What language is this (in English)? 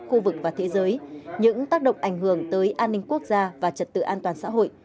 Vietnamese